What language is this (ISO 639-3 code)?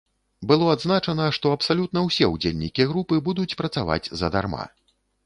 bel